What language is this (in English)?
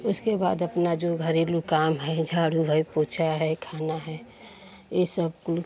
Hindi